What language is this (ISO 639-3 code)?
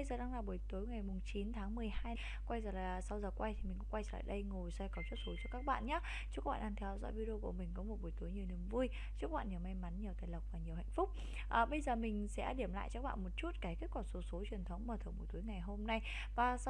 vie